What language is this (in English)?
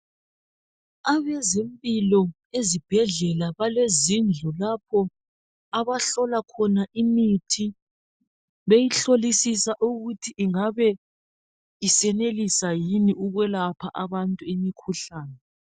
North Ndebele